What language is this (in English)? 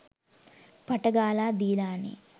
Sinhala